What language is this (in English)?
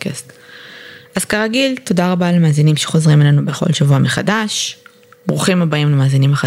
Hebrew